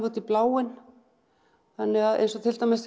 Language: Icelandic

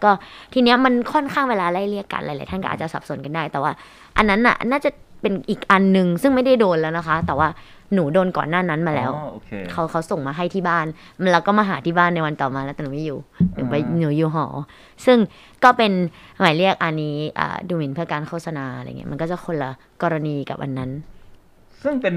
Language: Thai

